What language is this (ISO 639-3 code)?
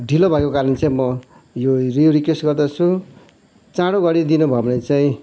nep